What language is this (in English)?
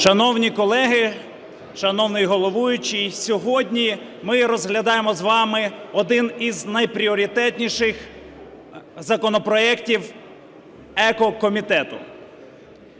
Ukrainian